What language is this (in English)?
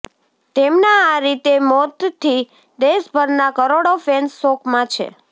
Gujarati